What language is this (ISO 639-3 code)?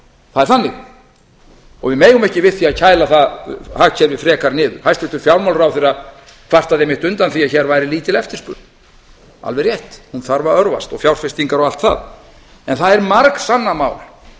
isl